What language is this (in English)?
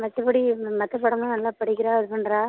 Tamil